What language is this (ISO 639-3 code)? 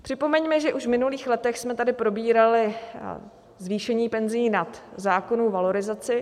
ces